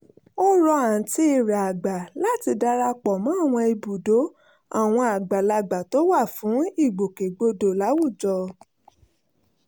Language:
Yoruba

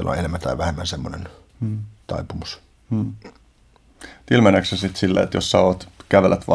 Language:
Finnish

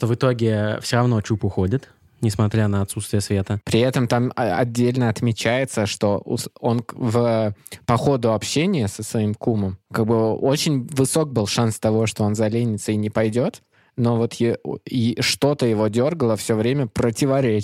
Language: Russian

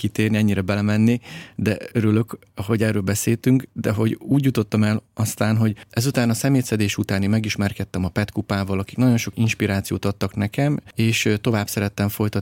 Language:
Hungarian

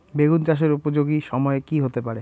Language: Bangla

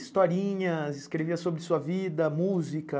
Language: Portuguese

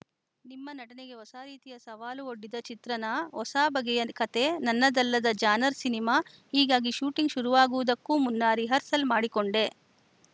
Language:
Kannada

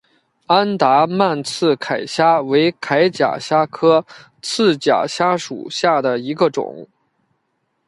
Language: Chinese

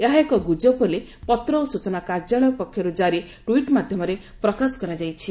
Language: Odia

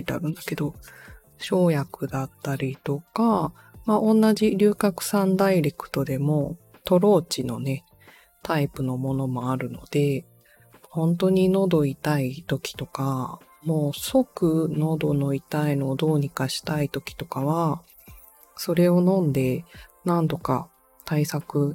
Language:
Japanese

